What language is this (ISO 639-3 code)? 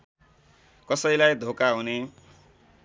nep